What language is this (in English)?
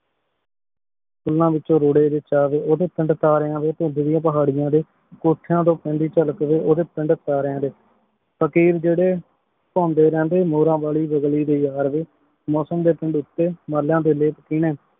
Punjabi